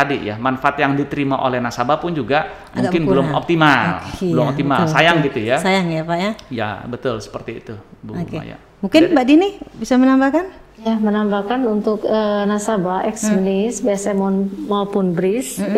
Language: Indonesian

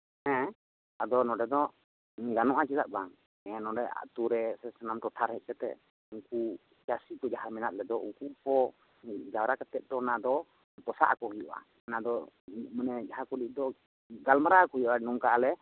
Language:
Santali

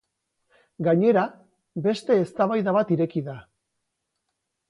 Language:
Basque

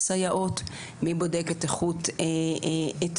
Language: Hebrew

